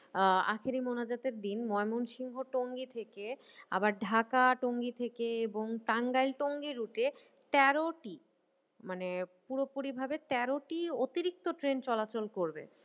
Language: Bangla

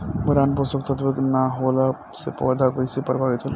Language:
Bhojpuri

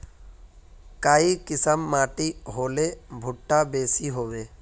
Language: Magahi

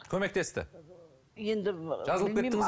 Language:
Kazakh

